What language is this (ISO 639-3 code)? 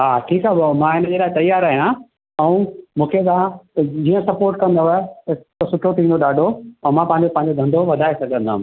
snd